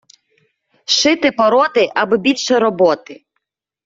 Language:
Ukrainian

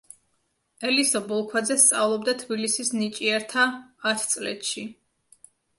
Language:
Georgian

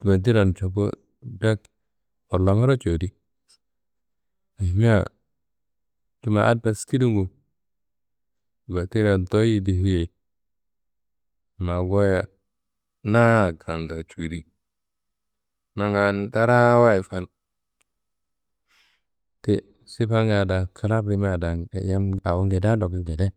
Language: Kanembu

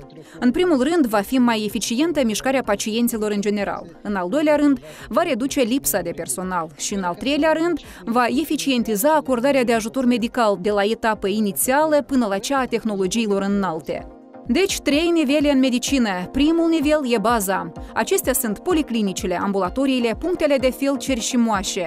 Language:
Romanian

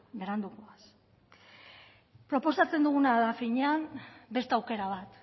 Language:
Basque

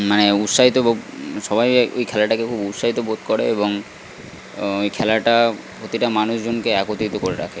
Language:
Bangla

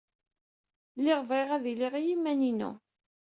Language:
Kabyle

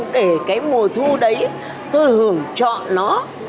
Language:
Vietnamese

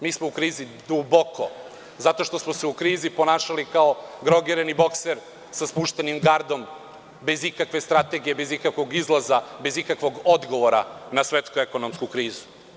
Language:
Serbian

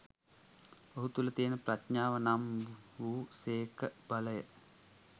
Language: Sinhala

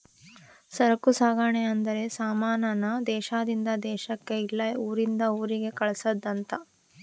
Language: Kannada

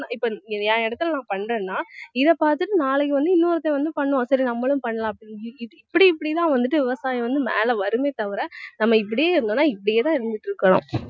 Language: Tamil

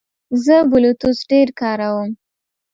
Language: Pashto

